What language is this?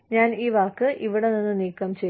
Malayalam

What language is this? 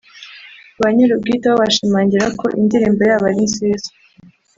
Kinyarwanda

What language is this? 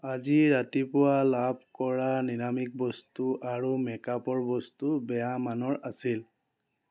Assamese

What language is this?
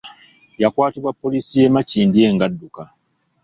Ganda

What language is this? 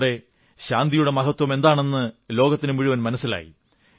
Malayalam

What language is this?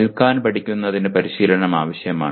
Malayalam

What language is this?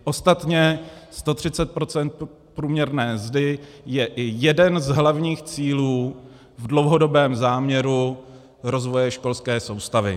Czech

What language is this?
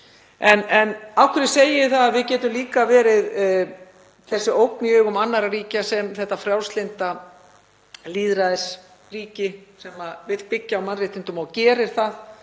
Icelandic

